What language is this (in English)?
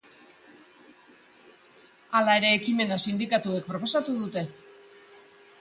Basque